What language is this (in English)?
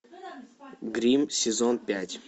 Russian